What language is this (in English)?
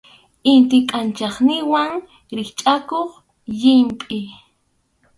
Arequipa-La Unión Quechua